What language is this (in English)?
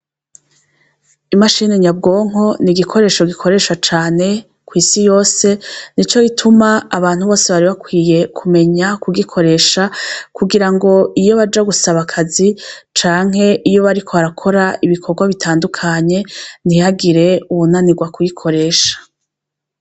Rundi